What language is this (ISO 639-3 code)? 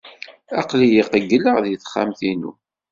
kab